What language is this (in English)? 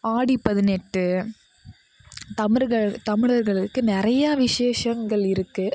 Tamil